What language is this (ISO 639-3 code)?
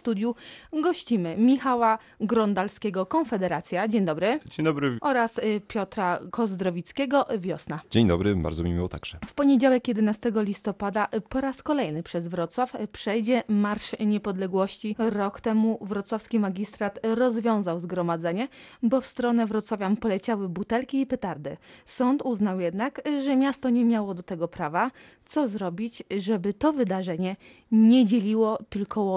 pol